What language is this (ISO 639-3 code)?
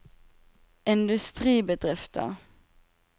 nor